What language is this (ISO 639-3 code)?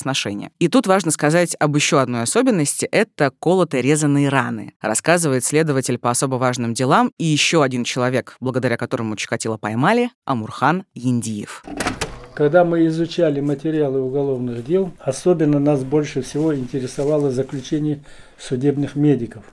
rus